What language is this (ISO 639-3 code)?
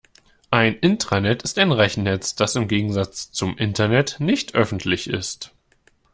deu